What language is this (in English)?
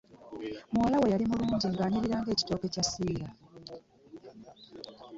Ganda